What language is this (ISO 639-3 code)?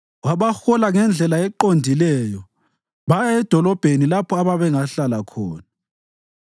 nde